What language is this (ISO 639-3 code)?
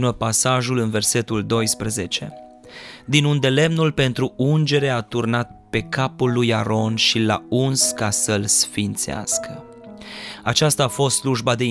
ron